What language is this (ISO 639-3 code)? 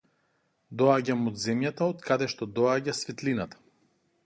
mkd